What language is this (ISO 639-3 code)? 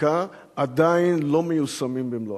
heb